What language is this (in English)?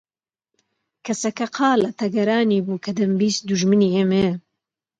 Central Kurdish